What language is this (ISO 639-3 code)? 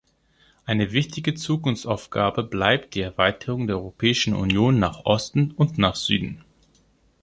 deu